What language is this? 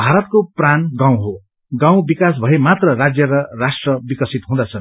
Nepali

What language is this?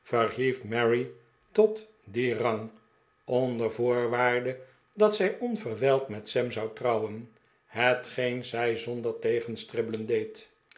Dutch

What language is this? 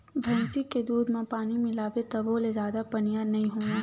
Chhattisgarhi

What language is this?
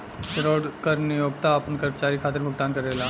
Bhojpuri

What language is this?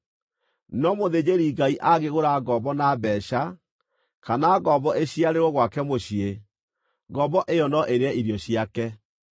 Kikuyu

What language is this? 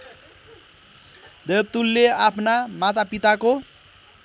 Nepali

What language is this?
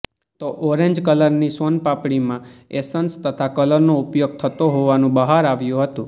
Gujarati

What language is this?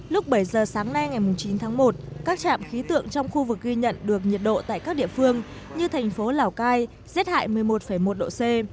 Vietnamese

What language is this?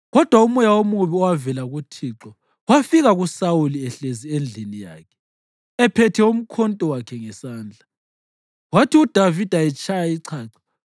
North Ndebele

